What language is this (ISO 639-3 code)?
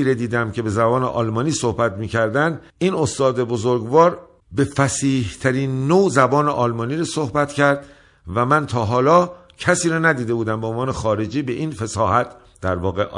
fas